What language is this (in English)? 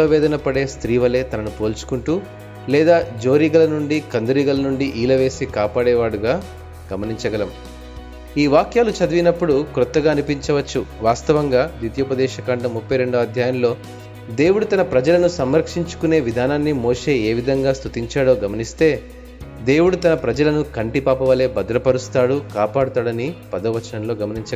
Telugu